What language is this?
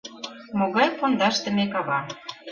Mari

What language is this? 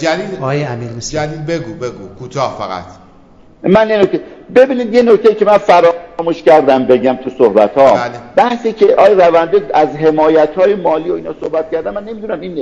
Persian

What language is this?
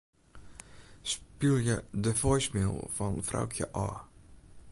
Western Frisian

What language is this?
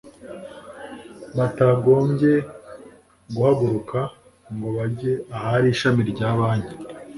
Kinyarwanda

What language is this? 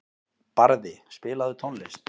Icelandic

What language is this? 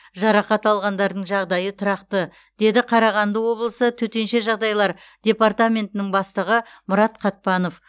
Kazakh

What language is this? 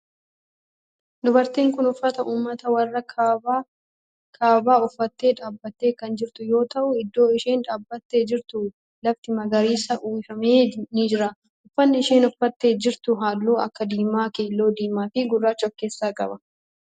Oromo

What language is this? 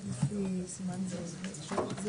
Hebrew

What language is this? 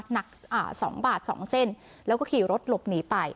Thai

